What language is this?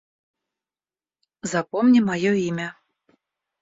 Russian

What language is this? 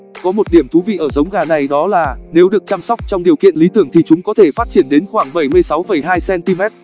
Vietnamese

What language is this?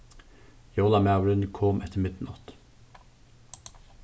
Faroese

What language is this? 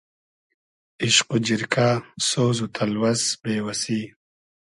Hazaragi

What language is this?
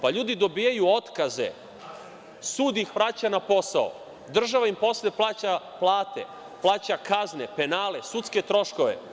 Serbian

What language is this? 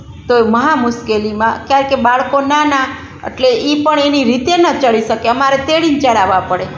Gujarati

